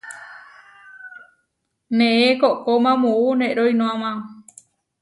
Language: Huarijio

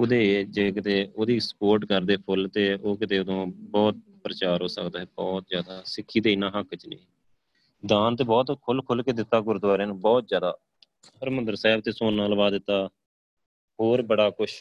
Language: Punjabi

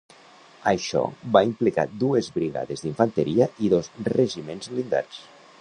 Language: Catalan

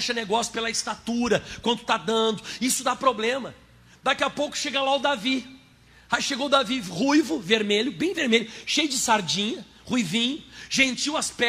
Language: Portuguese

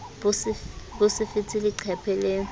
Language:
Southern Sotho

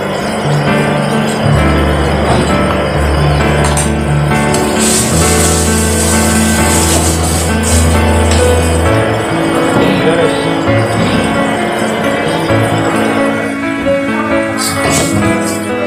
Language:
Hindi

